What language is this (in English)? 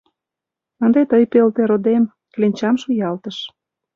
Mari